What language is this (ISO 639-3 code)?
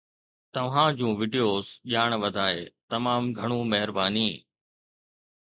snd